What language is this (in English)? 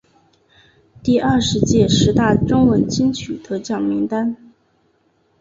Chinese